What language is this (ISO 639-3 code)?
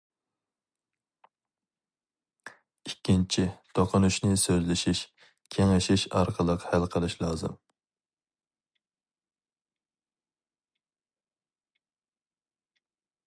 uig